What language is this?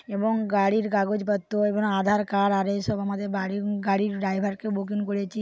Bangla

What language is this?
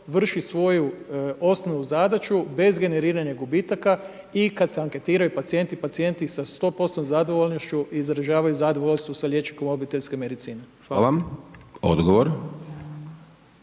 Croatian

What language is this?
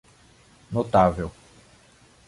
Portuguese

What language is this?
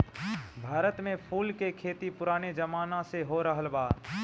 Bhojpuri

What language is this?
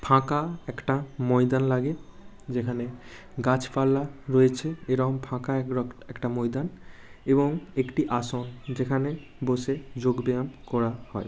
Bangla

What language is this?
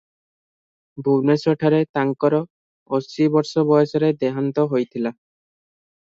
Odia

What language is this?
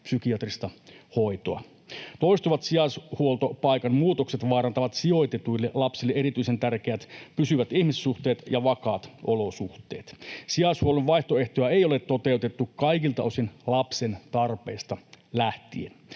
Finnish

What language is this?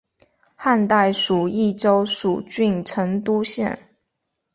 Chinese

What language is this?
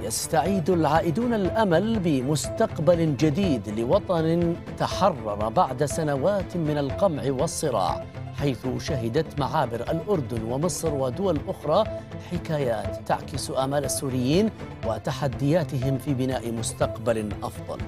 Arabic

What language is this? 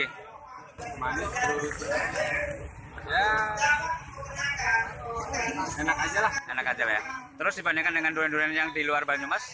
Indonesian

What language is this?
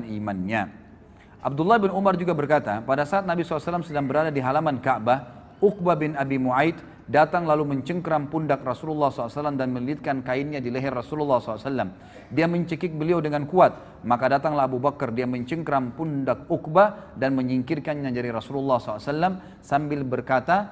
Indonesian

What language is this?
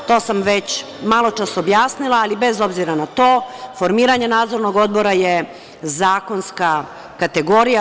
Serbian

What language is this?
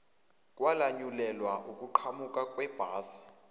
Zulu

